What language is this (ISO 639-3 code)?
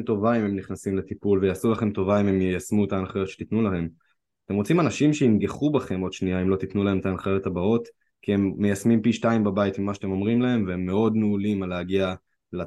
heb